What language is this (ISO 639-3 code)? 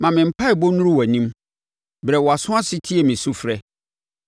aka